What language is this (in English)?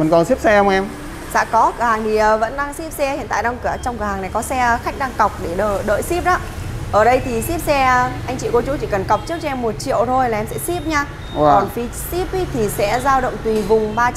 Vietnamese